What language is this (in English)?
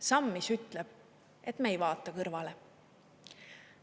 Estonian